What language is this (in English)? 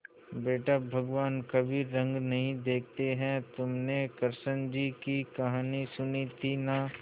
Hindi